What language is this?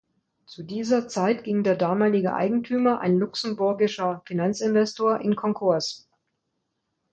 German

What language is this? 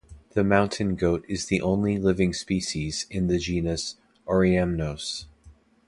English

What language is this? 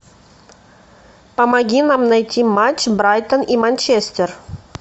Russian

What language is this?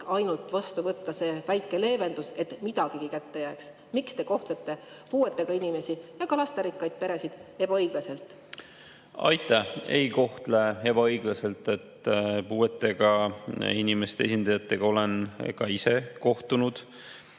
Estonian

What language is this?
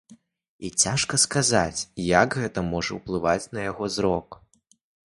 Belarusian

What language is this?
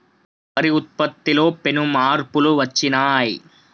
Telugu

